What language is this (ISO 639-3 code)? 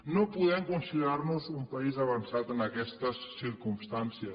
cat